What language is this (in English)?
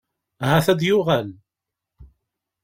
Kabyle